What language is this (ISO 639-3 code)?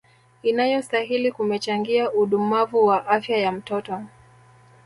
swa